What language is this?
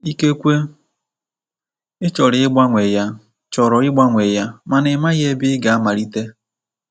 Igbo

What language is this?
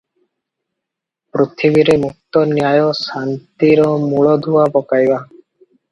Odia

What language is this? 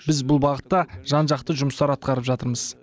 Kazakh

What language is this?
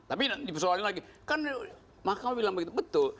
Indonesian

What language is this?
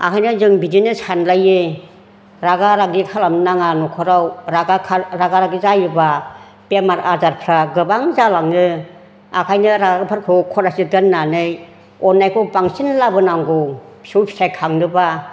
Bodo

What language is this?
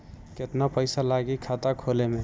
Bhojpuri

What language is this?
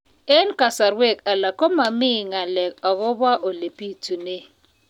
Kalenjin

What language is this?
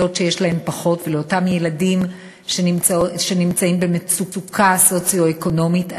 Hebrew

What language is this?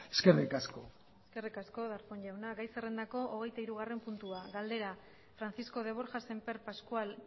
Basque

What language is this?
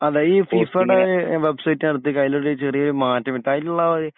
Malayalam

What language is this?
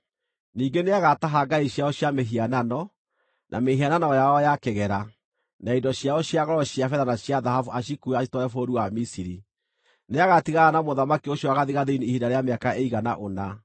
Kikuyu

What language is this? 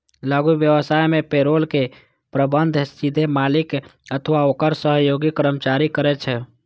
Maithili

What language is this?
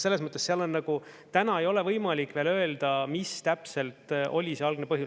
Estonian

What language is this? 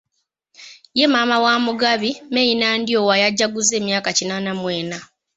Ganda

